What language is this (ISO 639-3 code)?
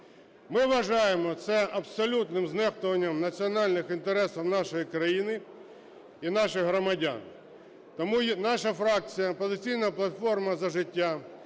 ukr